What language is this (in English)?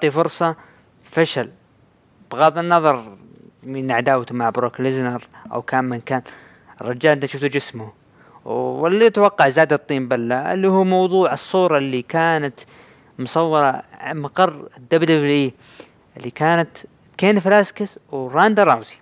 Arabic